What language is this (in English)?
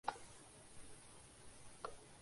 Urdu